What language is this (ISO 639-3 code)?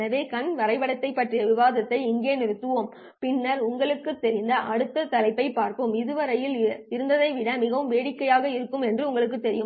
tam